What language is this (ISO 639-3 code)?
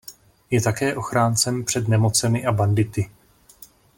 ces